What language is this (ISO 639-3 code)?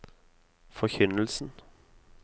nor